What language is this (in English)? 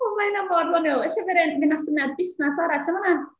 Welsh